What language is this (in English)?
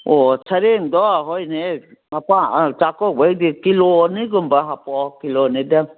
Manipuri